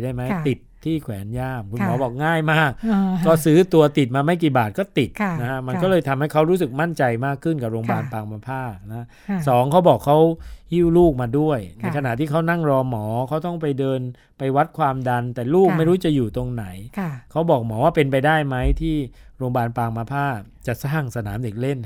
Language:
Thai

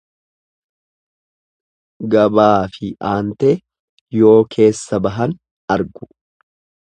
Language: Oromo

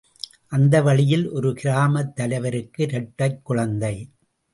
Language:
Tamil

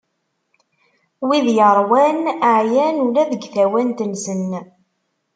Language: Kabyle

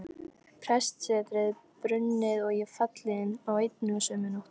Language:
Icelandic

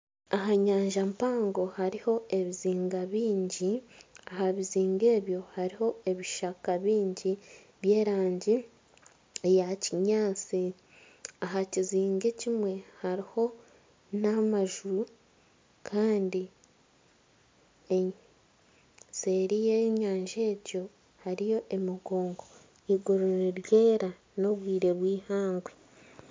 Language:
Nyankole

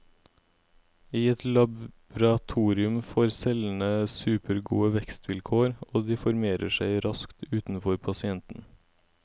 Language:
Norwegian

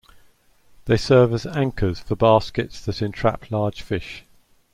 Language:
English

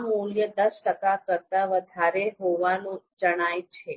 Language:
Gujarati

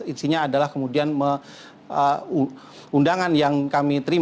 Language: Indonesian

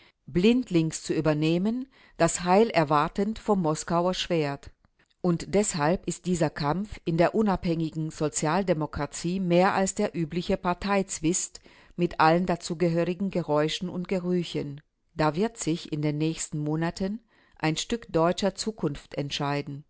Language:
German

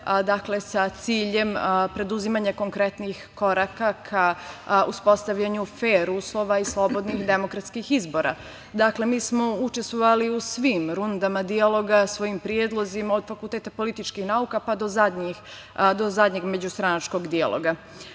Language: Serbian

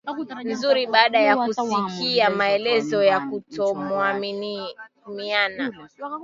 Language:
Swahili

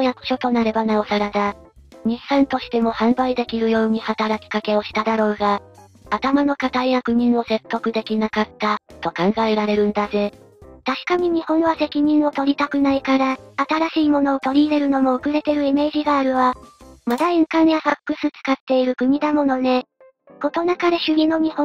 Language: Japanese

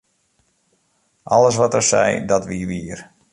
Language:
Western Frisian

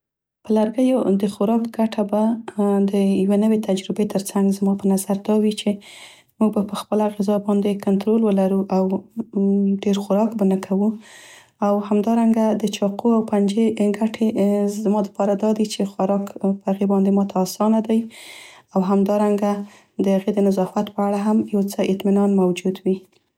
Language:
Central Pashto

